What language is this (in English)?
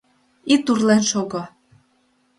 Mari